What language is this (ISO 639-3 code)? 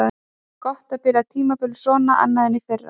isl